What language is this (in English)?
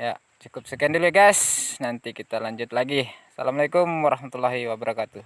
Indonesian